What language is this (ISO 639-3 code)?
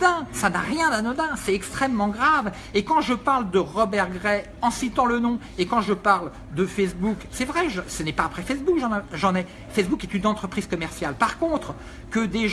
fra